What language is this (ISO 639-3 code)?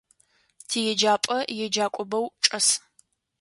ady